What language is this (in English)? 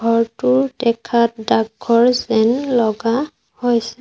Assamese